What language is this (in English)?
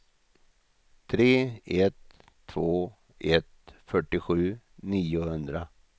Swedish